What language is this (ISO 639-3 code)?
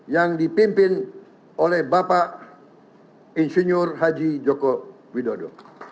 ind